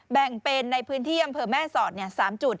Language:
Thai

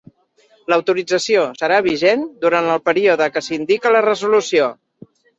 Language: Catalan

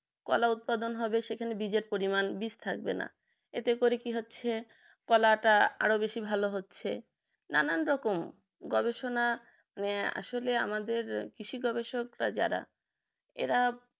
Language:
Bangla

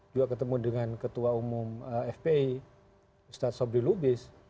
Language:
Indonesian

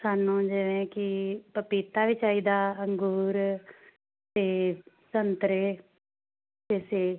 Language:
Punjabi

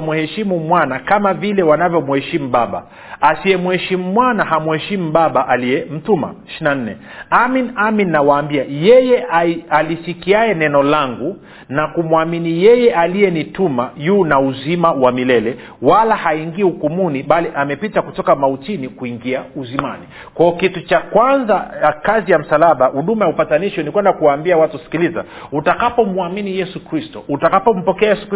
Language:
Swahili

